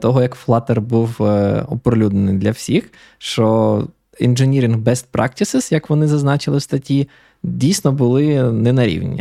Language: Ukrainian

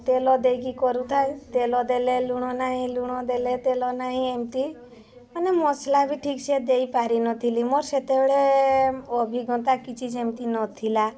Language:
Odia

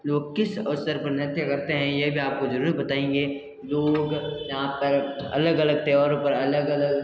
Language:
Hindi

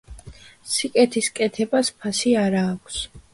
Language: Georgian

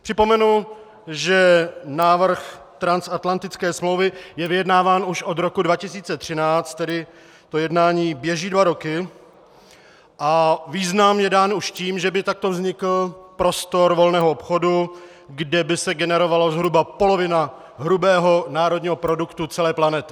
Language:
Czech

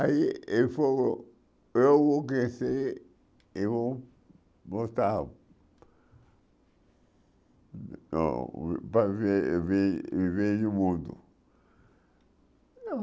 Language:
Portuguese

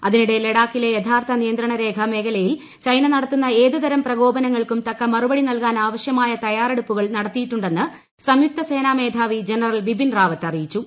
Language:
Malayalam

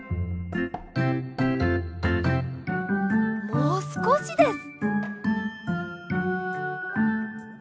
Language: Japanese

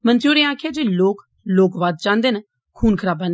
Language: Dogri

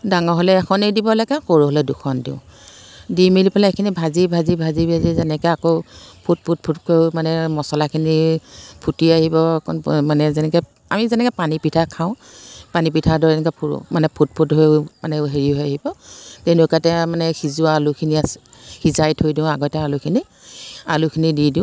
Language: Assamese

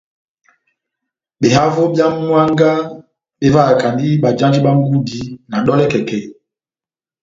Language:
Batanga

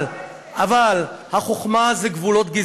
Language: Hebrew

